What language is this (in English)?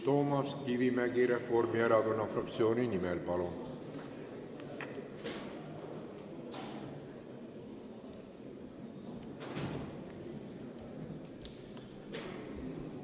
Estonian